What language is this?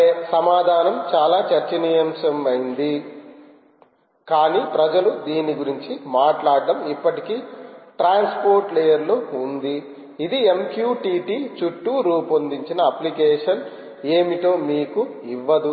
Telugu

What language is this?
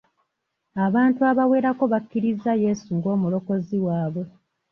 Ganda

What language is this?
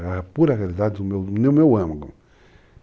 Portuguese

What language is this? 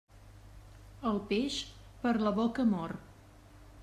Catalan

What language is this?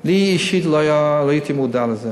Hebrew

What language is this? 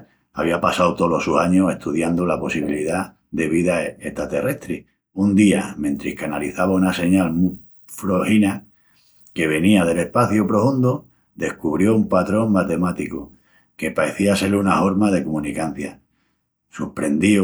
Extremaduran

